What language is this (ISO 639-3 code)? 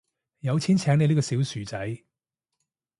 yue